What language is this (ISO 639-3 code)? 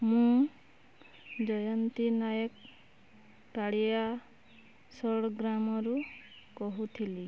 ori